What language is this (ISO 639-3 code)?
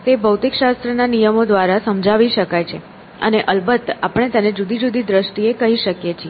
guj